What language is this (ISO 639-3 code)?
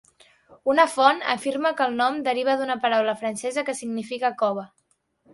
cat